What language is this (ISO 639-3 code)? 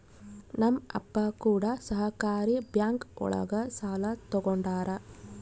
kan